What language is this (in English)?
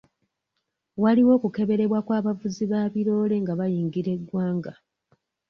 Ganda